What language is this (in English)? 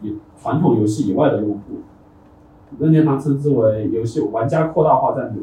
Chinese